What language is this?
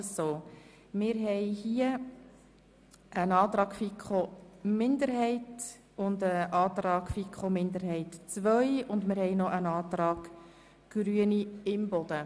Swiss German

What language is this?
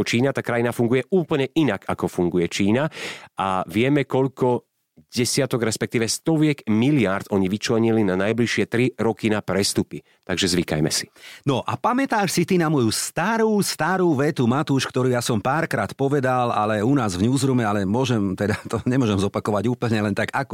Slovak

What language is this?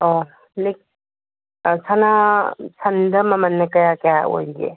Manipuri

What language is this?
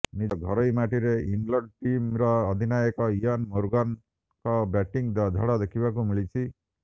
Odia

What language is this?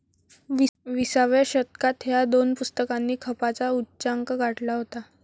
Marathi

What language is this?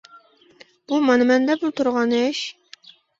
Uyghur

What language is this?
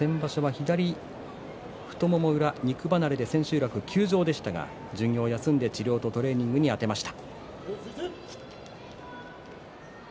Japanese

